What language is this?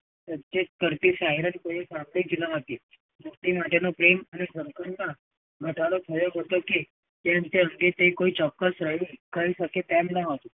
Gujarati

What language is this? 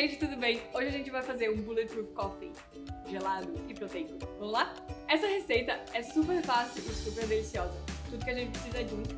Portuguese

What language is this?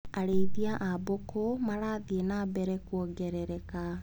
Kikuyu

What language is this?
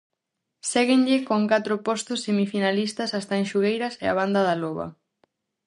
Galician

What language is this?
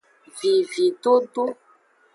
Aja (Benin)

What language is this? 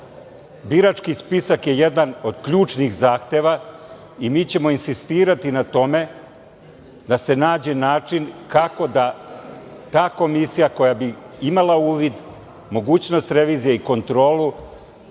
Serbian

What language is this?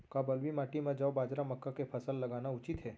Chhattisgarhi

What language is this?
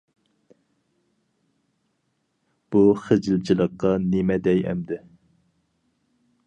Uyghur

